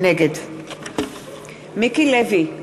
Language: Hebrew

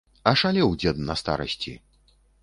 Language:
Belarusian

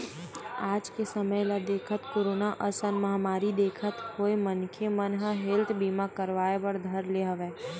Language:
Chhattisgarhi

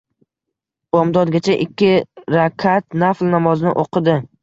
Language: Uzbek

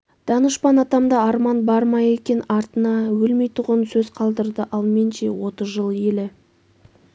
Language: Kazakh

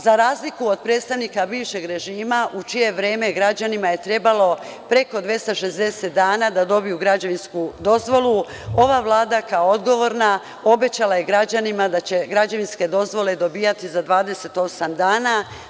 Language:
Serbian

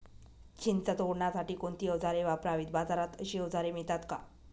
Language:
Marathi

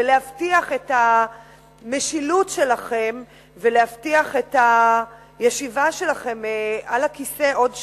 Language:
Hebrew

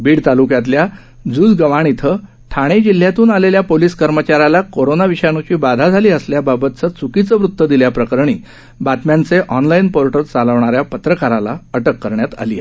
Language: Marathi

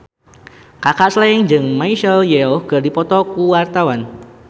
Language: Sundanese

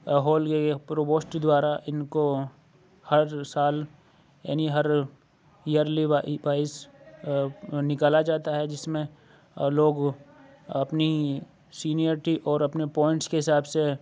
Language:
Urdu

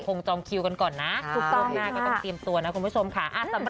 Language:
Thai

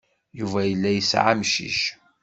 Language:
Kabyle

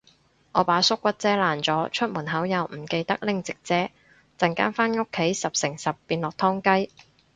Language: Cantonese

